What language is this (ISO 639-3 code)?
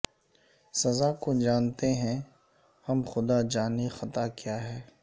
urd